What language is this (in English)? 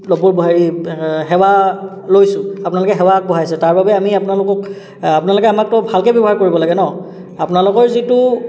Assamese